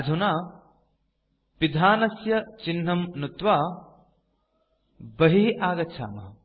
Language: Sanskrit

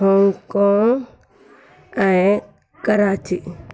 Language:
Sindhi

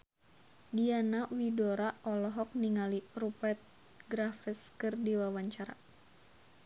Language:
Sundanese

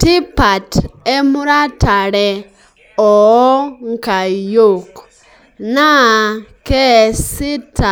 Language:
Masai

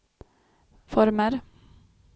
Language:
Swedish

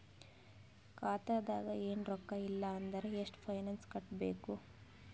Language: Kannada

